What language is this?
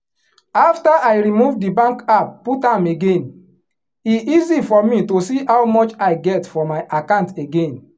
Nigerian Pidgin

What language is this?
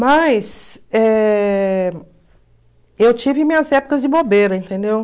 Portuguese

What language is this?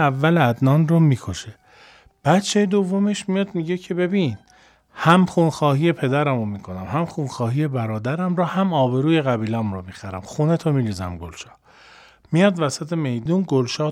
Persian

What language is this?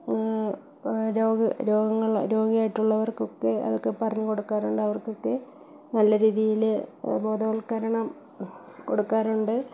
Malayalam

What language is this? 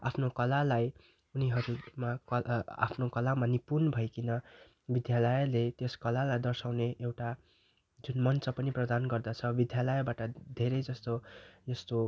Nepali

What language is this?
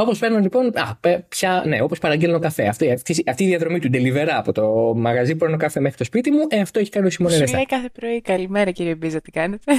Greek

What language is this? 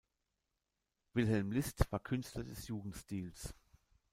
German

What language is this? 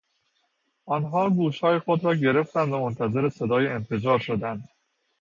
Persian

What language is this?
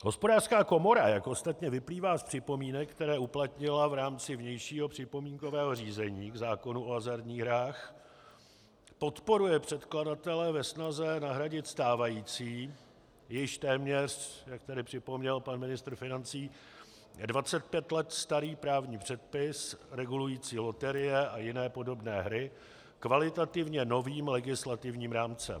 Czech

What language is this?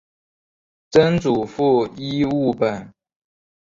Chinese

